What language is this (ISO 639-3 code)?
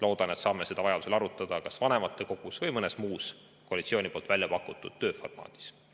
est